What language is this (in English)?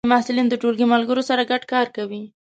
Pashto